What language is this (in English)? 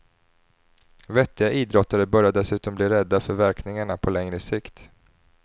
Swedish